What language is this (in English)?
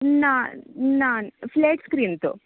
Konkani